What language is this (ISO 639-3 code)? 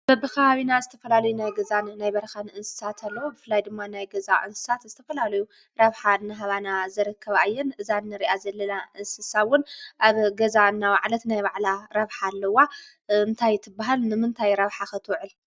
tir